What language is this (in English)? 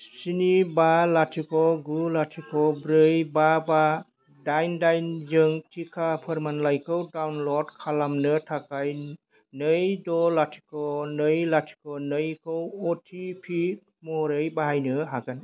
Bodo